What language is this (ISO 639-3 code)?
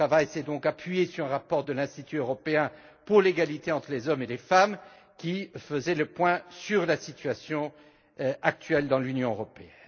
fra